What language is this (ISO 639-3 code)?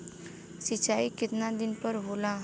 bho